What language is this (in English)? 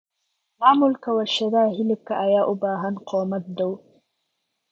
Somali